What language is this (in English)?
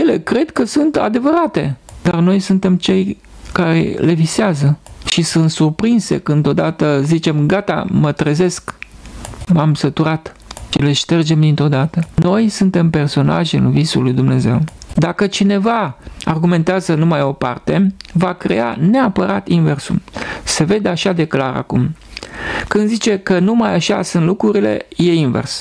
Romanian